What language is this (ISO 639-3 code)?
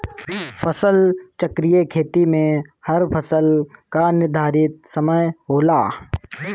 bho